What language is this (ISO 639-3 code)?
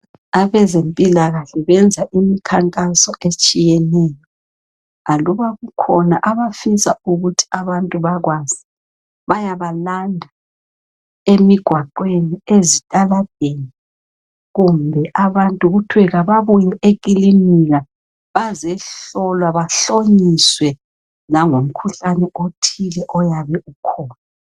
nde